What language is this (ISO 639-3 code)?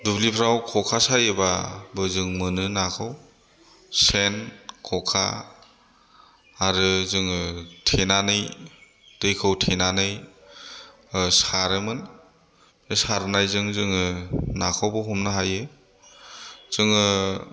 brx